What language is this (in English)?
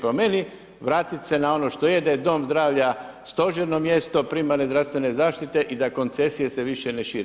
Croatian